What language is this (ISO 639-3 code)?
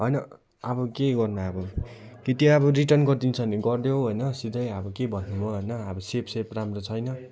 nep